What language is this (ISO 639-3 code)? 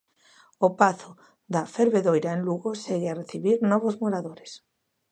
glg